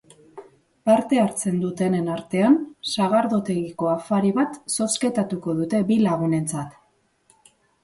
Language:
Basque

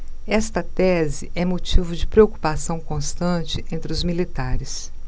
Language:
Portuguese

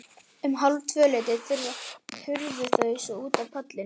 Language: Icelandic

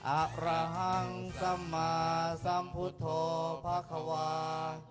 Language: Thai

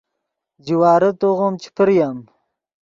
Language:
Yidgha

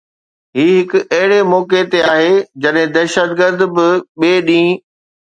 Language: Sindhi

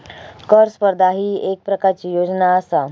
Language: Marathi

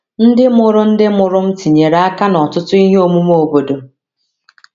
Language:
Igbo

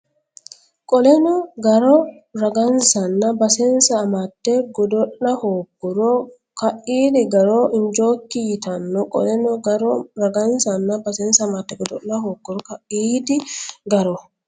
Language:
Sidamo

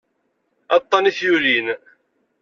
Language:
Kabyle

